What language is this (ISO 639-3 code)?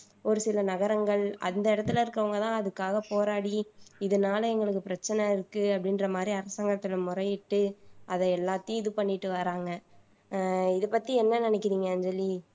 tam